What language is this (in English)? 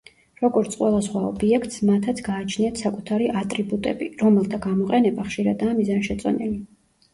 Georgian